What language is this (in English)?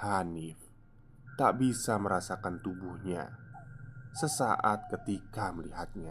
Indonesian